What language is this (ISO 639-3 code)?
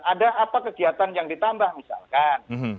ind